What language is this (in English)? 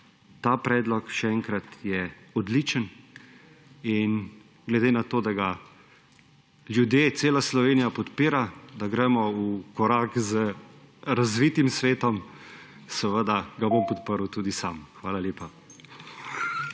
Slovenian